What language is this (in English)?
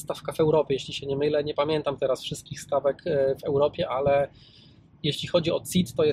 Polish